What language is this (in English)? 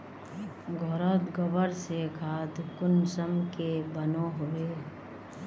Magahi